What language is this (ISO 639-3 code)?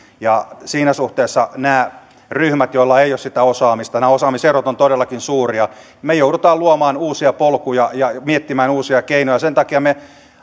fin